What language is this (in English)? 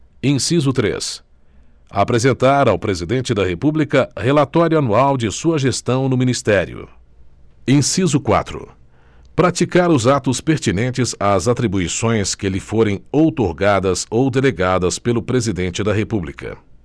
Portuguese